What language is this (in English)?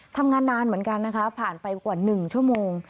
Thai